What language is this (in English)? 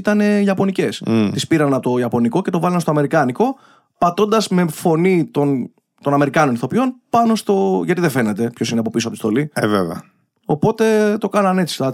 Greek